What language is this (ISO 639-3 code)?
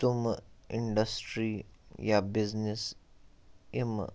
kas